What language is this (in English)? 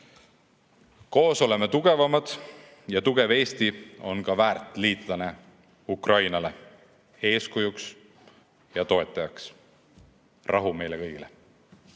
Estonian